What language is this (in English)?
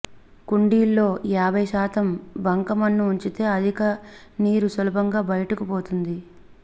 Telugu